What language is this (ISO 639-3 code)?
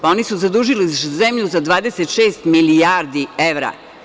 srp